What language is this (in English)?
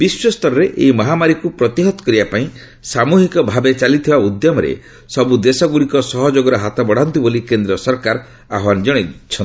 Odia